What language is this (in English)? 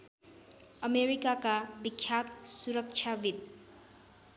Nepali